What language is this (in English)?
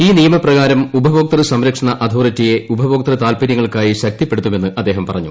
Malayalam